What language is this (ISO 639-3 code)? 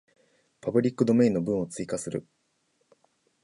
jpn